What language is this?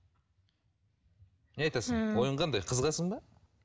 Kazakh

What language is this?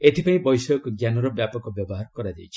Odia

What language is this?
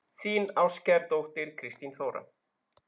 Icelandic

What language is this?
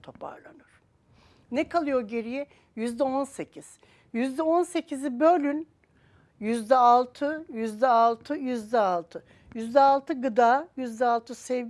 Turkish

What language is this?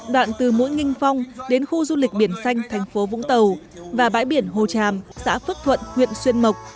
Vietnamese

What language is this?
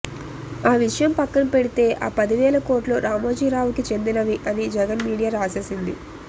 Telugu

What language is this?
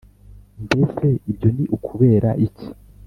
Kinyarwanda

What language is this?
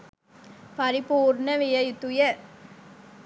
Sinhala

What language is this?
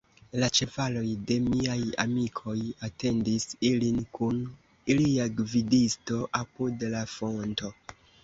Esperanto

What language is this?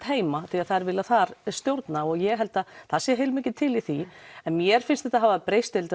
Icelandic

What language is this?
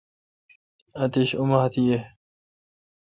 Kalkoti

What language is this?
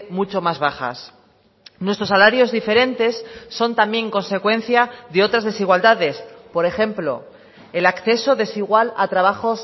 Spanish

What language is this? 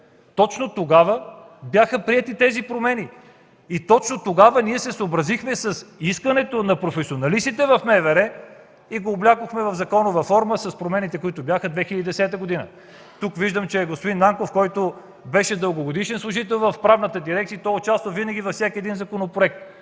Bulgarian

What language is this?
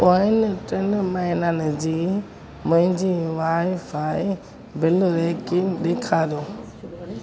Sindhi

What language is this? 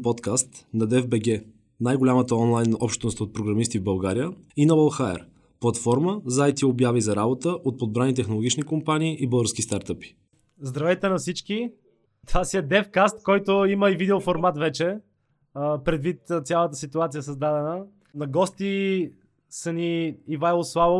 Bulgarian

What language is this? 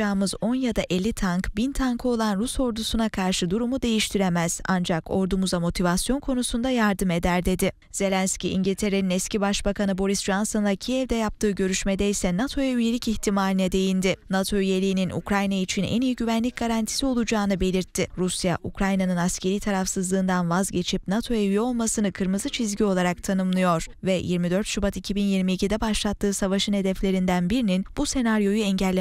Turkish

